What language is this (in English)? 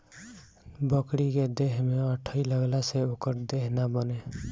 Bhojpuri